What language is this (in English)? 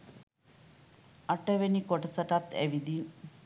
Sinhala